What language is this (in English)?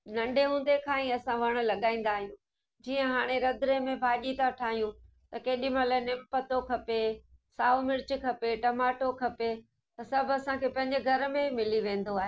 Sindhi